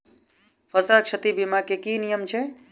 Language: Maithili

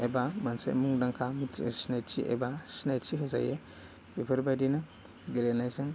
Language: Bodo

